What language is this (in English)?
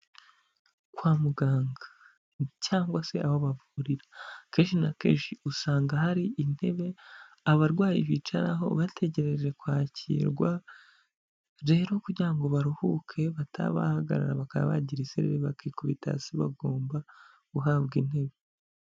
Kinyarwanda